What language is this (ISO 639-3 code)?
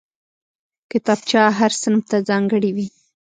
pus